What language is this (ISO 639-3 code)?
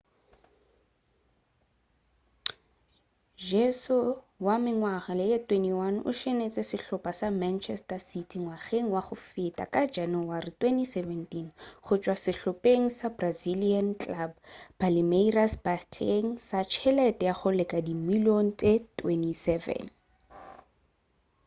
nso